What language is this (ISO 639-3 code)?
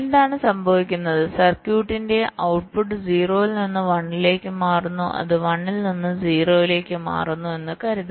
mal